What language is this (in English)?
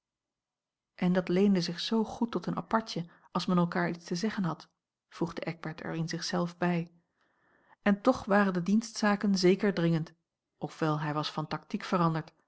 Dutch